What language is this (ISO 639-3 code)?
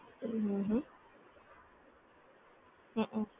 guj